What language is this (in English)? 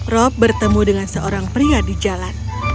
Indonesian